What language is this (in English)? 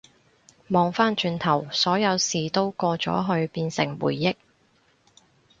Cantonese